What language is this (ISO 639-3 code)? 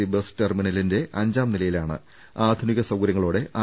mal